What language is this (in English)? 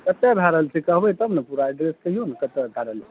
Maithili